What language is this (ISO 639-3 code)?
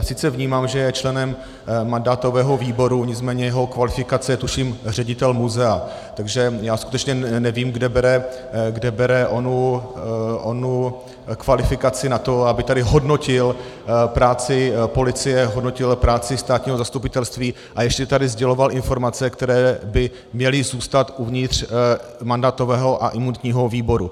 ces